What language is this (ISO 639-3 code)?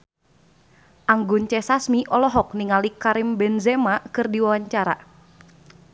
sun